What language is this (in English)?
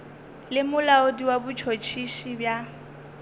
Northern Sotho